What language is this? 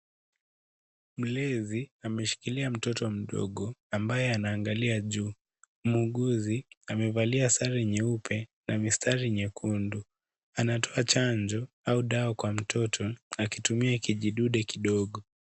Swahili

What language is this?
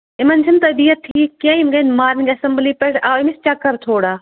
Kashmiri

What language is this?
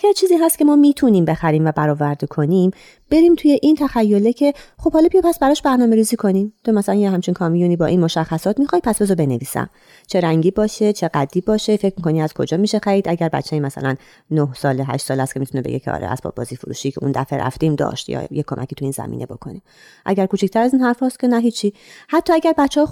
Persian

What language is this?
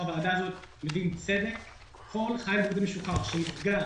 Hebrew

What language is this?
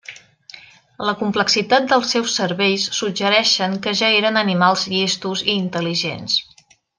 Catalan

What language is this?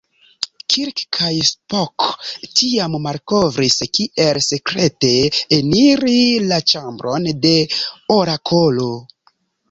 Esperanto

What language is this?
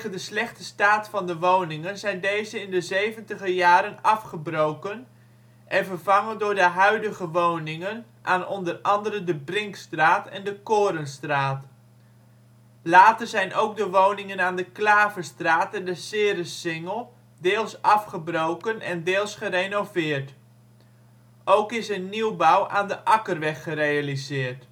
Dutch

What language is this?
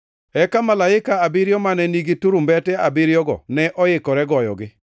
Luo (Kenya and Tanzania)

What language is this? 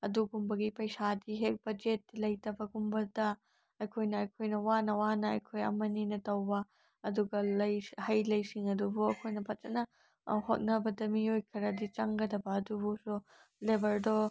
Manipuri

